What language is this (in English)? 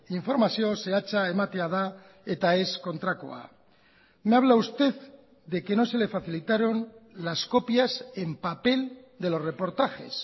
Spanish